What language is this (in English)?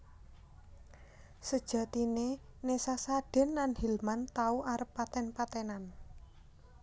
Javanese